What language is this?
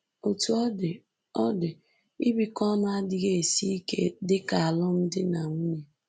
Igbo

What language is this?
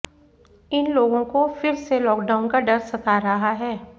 Hindi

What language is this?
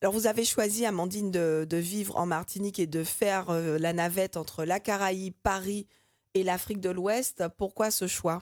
French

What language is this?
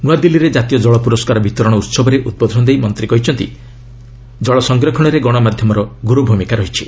Odia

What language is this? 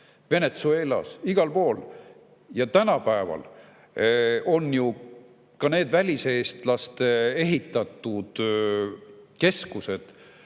Estonian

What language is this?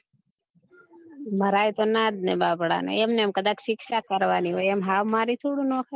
Gujarati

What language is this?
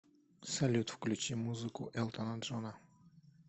Russian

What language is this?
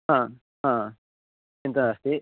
Sanskrit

